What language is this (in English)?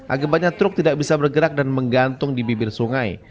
Indonesian